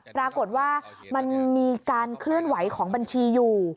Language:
Thai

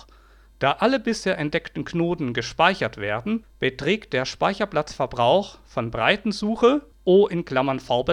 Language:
German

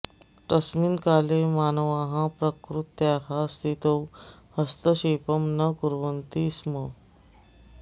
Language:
Sanskrit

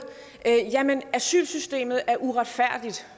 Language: Danish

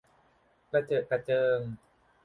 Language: Thai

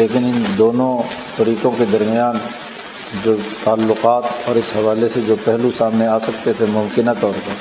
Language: Urdu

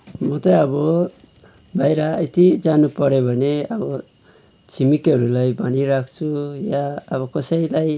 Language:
Nepali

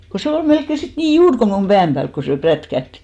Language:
Finnish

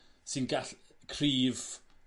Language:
Welsh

